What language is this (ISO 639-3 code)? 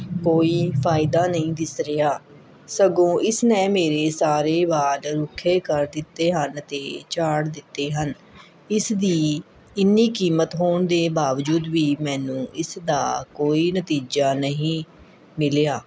pan